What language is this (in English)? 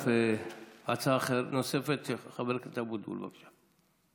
Hebrew